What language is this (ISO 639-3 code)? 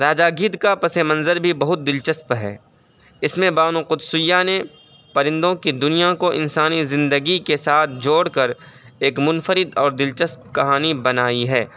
urd